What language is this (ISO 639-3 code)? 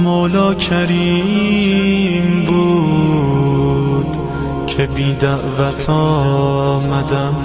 fas